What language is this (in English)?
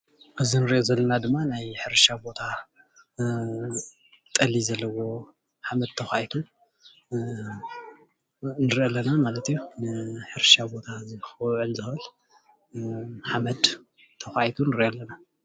Tigrinya